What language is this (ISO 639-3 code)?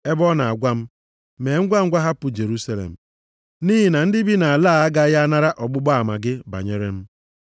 ibo